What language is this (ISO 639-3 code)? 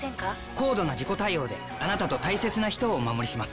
jpn